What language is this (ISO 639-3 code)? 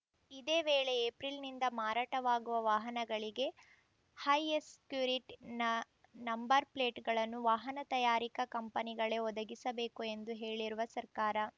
kan